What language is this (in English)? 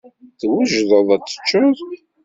Kabyle